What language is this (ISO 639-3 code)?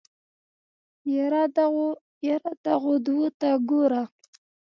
pus